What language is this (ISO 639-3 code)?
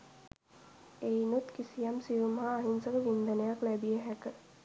sin